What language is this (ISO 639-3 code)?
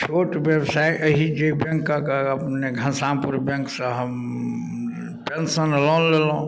mai